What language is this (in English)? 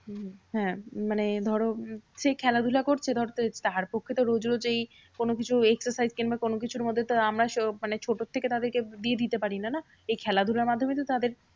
Bangla